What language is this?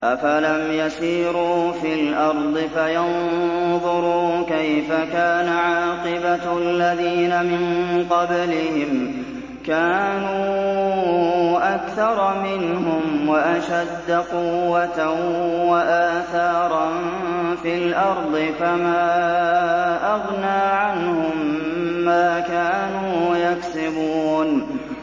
Arabic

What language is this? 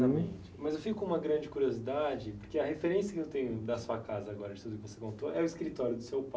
Portuguese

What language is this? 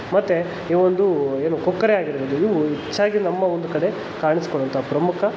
Kannada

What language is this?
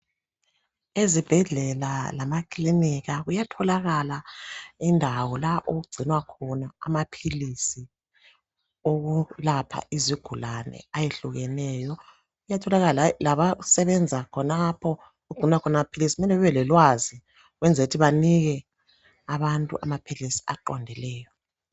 North Ndebele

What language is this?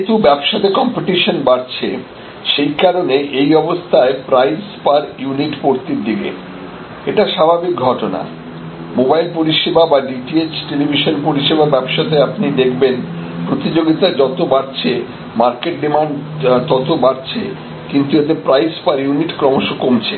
Bangla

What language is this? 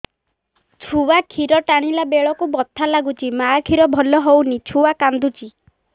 Odia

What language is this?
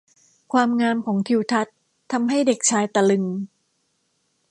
Thai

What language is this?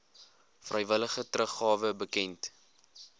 Afrikaans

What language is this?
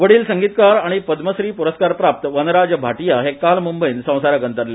Konkani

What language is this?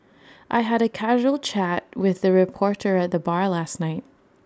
English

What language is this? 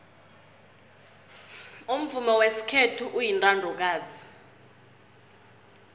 South Ndebele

